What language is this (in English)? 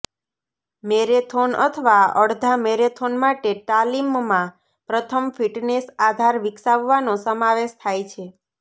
Gujarati